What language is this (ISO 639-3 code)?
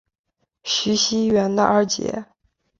zho